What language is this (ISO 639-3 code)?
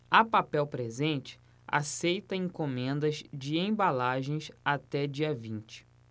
por